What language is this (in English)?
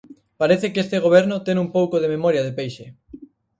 Galician